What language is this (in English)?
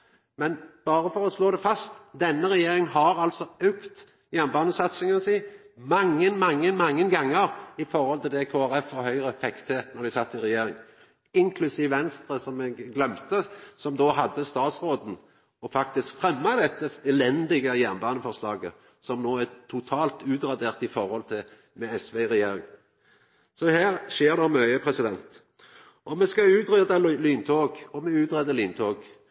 Norwegian Nynorsk